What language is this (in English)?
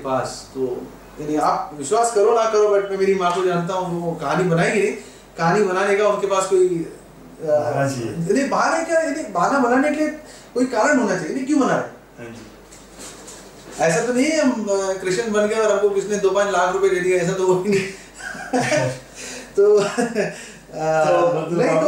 Hindi